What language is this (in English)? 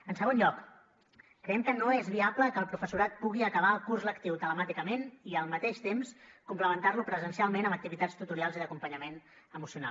Catalan